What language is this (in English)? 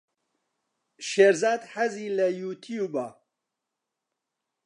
Central Kurdish